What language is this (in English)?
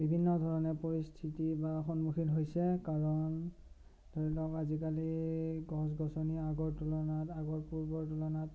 Assamese